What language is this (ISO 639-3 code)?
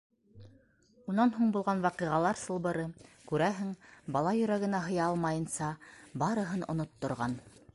bak